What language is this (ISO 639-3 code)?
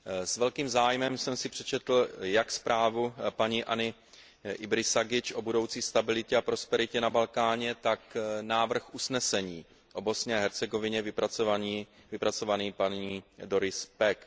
ces